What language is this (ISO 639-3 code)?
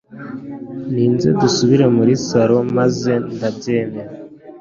kin